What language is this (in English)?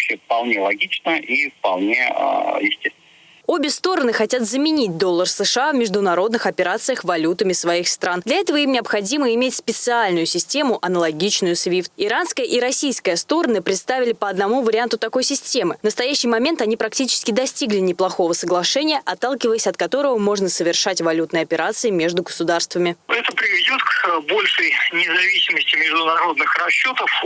Russian